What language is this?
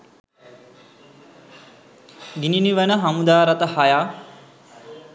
Sinhala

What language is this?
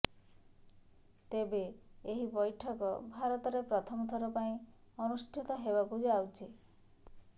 Odia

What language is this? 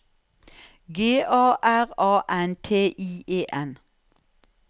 Norwegian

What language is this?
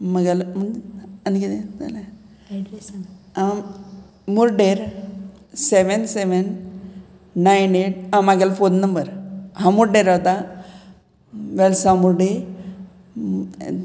Konkani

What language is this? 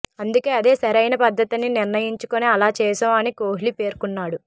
Telugu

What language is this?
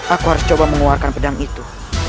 Indonesian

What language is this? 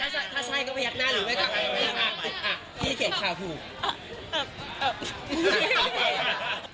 Thai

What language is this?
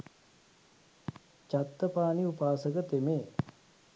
Sinhala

